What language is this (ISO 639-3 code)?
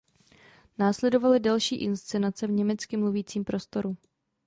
ces